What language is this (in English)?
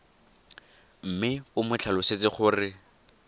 Tswana